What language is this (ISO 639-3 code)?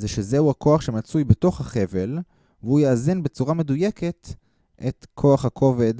heb